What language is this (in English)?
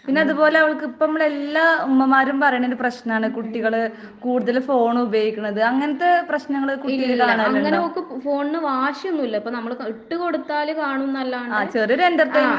Malayalam